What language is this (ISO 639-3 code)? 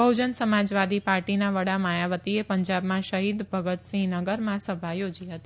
guj